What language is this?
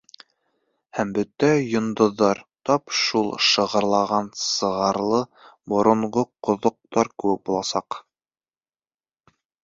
Bashkir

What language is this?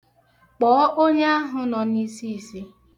Igbo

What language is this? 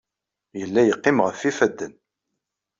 Kabyle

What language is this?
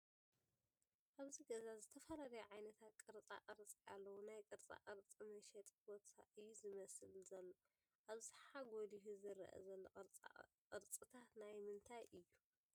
Tigrinya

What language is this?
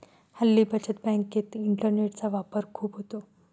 Marathi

